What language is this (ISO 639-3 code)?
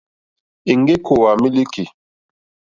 bri